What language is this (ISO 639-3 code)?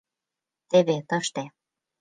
chm